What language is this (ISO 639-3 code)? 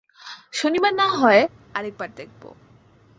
ben